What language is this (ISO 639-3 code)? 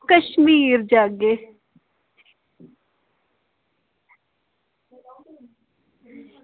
doi